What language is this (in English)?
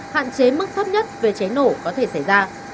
Vietnamese